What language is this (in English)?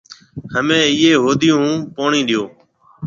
Marwari (Pakistan)